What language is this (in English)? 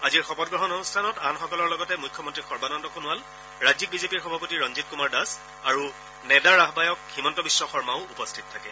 Assamese